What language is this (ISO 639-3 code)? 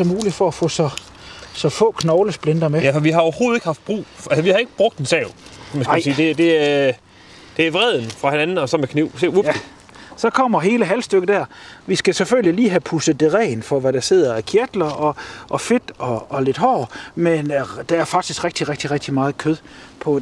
dan